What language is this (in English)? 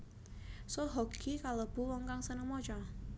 Javanese